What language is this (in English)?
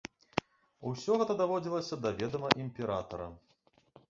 Belarusian